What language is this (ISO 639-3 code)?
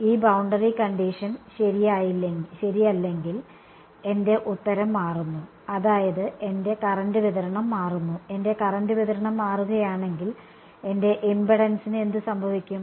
mal